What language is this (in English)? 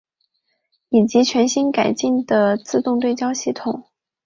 Chinese